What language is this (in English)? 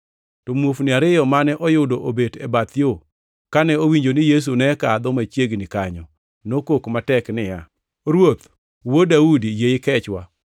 Luo (Kenya and Tanzania)